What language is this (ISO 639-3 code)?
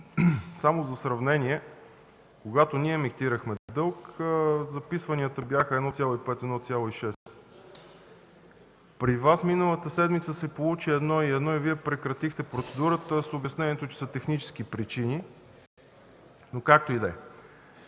bul